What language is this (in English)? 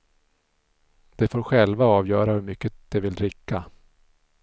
Swedish